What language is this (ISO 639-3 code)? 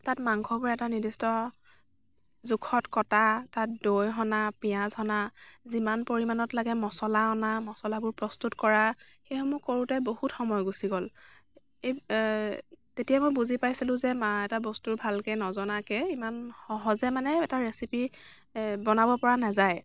asm